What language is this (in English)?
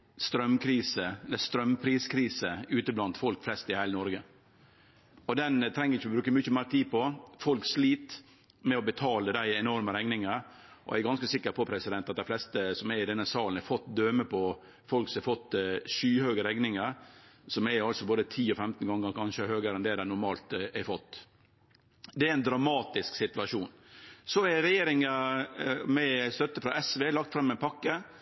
Norwegian Nynorsk